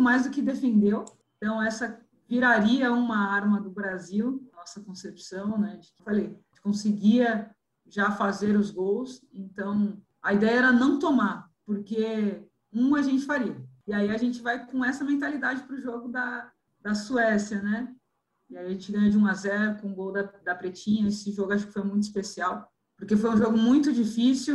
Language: Portuguese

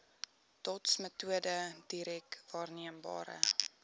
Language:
Afrikaans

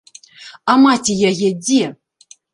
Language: Belarusian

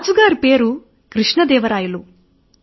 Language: Telugu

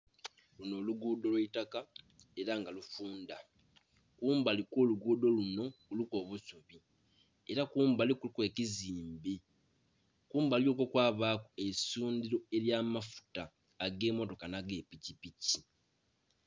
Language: Soga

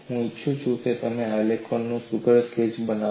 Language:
Gujarati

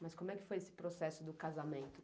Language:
Portuguese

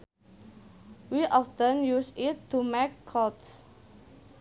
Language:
Sundanese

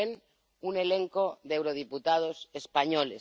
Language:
Spanish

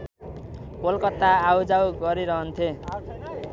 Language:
Nepali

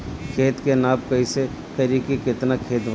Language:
Bhojpuri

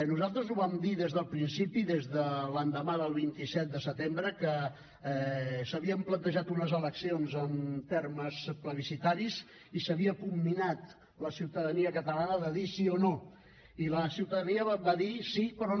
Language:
Catalan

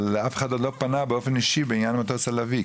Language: Hebrew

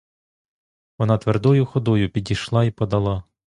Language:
Ukrainian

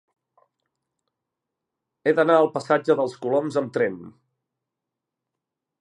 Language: Catalan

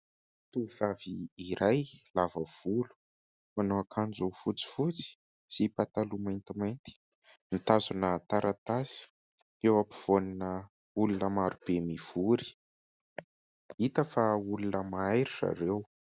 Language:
Malagasy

